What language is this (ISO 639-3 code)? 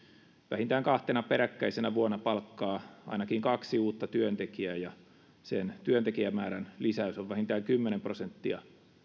fin